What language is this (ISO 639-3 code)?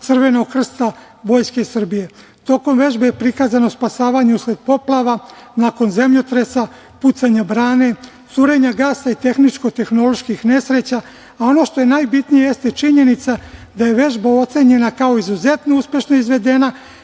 srp